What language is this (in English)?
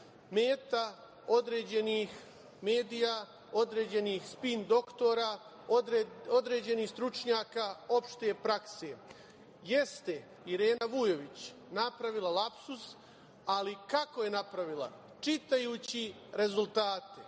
Serbian